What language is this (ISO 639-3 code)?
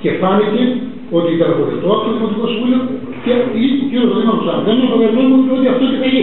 ell